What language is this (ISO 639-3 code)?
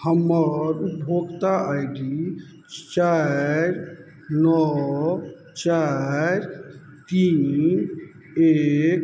mai